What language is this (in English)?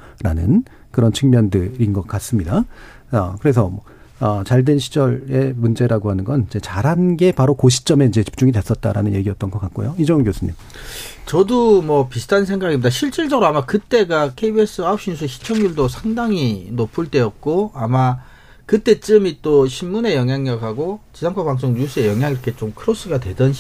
Korean